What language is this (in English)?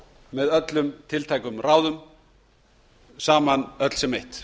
Icelandic